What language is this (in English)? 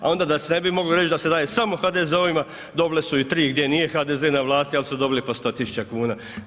Croatian